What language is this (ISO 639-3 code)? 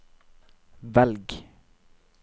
nor